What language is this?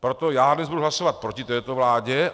Czech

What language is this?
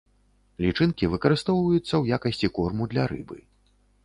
Belarusian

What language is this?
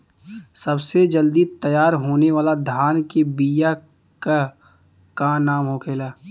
Bhojpuri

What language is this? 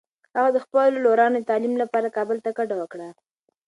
Pashto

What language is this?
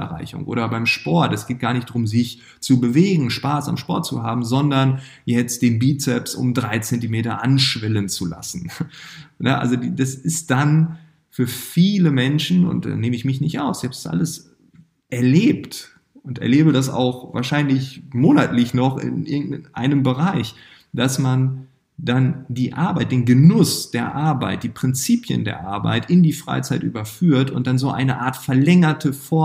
German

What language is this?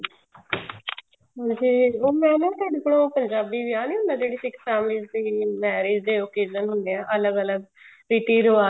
Punjabi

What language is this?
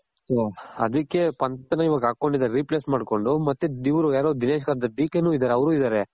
Kannada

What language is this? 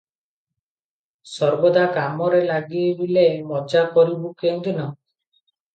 Odia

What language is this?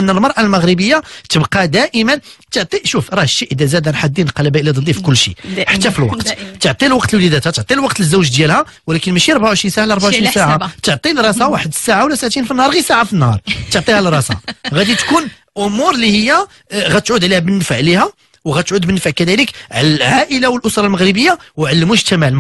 Arabic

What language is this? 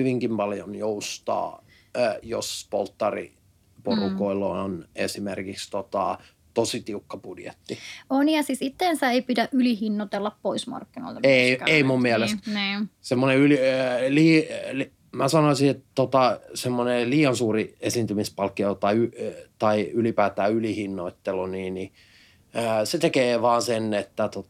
Finnish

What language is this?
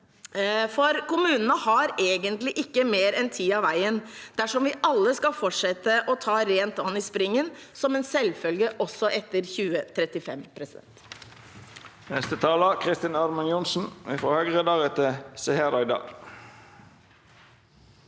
Norwegian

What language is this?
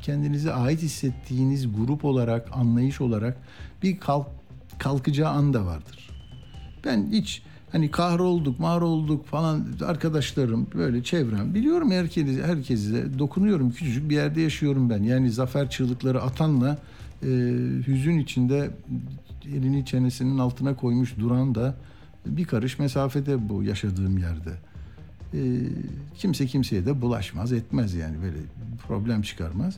Turkish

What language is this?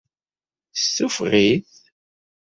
Kabyle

